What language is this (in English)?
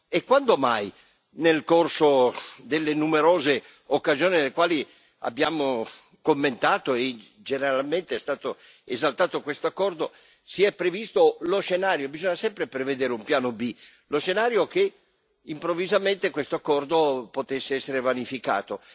Italian